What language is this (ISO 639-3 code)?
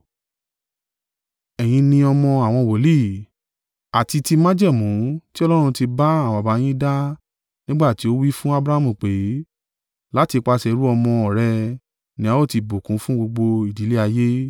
yor